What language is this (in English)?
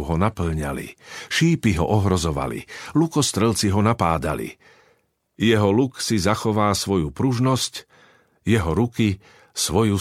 Slovak